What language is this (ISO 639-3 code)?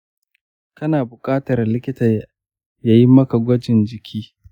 hau